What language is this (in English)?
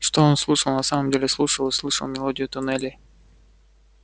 Russian